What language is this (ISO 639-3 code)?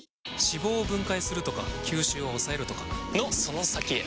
jpn